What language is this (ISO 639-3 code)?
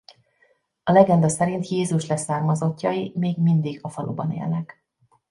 hun